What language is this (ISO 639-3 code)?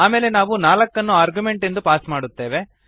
kan